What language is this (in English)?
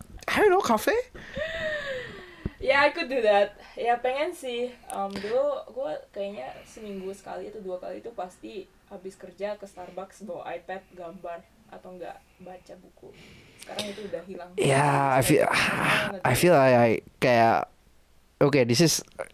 Indonesian